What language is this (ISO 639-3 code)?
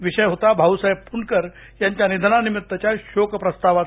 mar